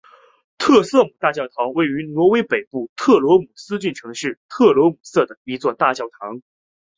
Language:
Chinese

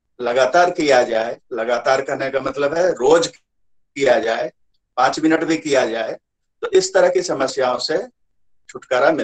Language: Hindi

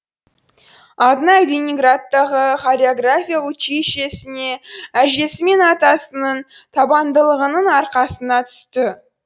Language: Kazakh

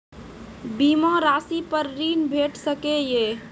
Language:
Maithili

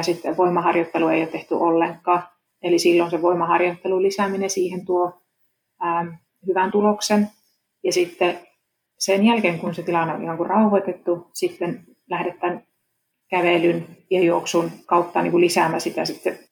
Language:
Finnish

